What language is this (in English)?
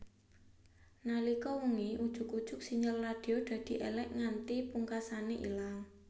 Javanese